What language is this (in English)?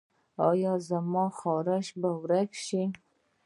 Pashto